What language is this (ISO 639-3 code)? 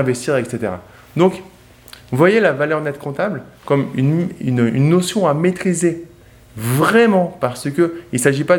fra